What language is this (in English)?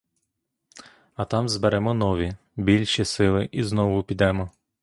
Ukrainian